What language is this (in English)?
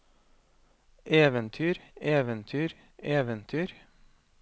Norwegian